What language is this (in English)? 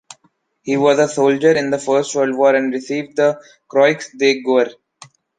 English